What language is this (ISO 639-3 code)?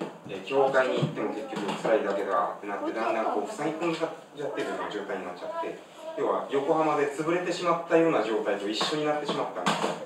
jpn